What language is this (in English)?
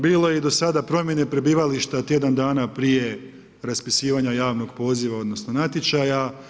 Croatian